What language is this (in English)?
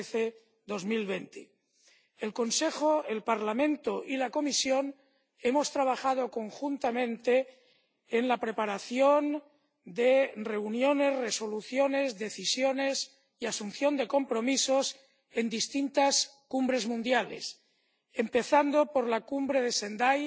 Spanish